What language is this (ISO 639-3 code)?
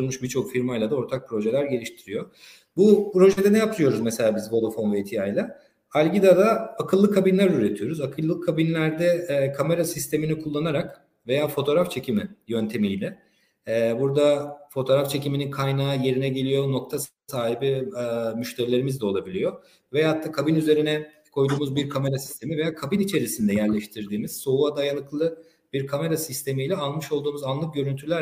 tur